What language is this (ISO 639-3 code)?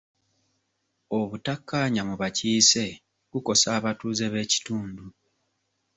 lug